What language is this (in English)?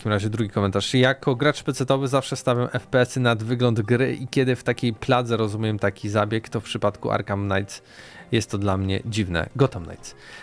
Polish